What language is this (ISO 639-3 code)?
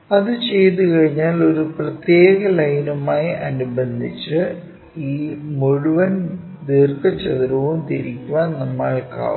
mal